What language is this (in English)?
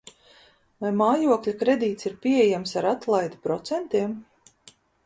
Latvian